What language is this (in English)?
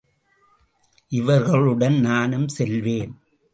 Tamil